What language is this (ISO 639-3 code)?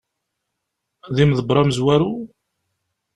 kab